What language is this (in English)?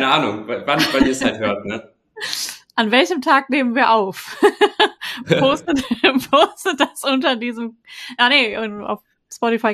German